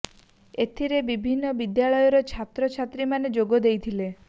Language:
Odia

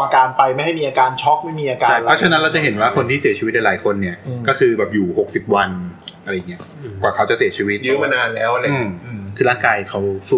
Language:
Thai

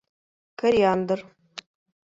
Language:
Bashkir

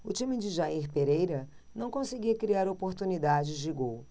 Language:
Portuguese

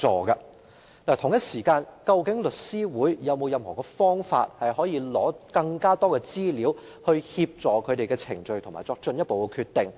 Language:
Cantonese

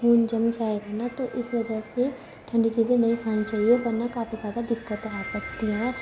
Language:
Urdu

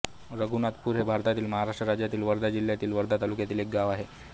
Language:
Marathi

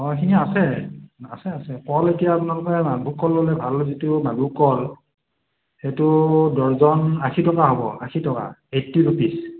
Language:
Assamese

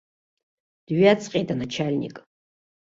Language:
Abkhazian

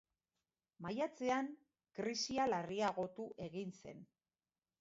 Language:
Basque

